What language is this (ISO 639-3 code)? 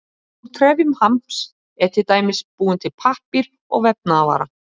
isl